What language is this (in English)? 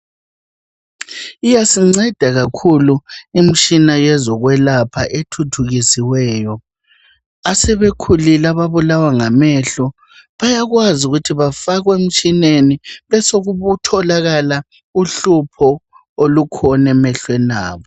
North Ndebele